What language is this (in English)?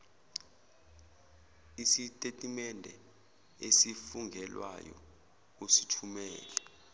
Zulu